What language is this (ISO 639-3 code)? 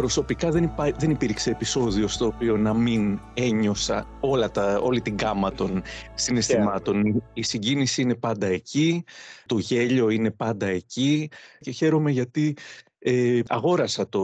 ell